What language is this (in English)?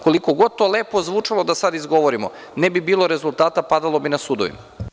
Serbian